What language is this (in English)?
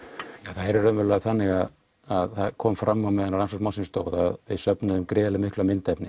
Icelandic